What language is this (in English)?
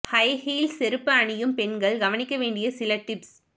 Tamil